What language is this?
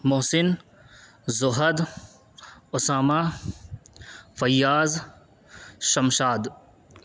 Urdu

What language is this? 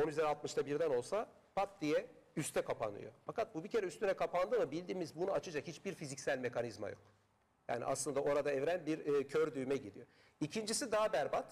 Turkish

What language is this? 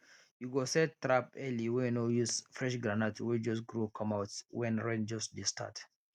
Nigerian Pidgin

